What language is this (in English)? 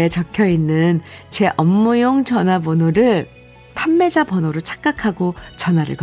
Korean